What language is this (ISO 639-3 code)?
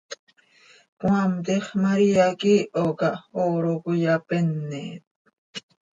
sei